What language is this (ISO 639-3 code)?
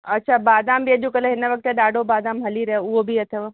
snd